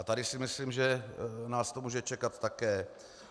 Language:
Czech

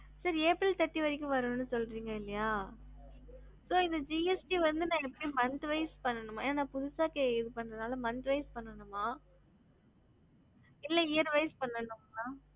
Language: Tamil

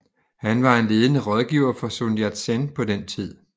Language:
Danish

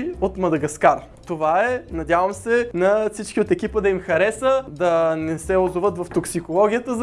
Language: Bulgarian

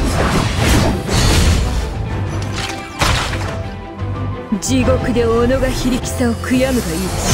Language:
Japanese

